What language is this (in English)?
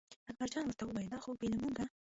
Pashto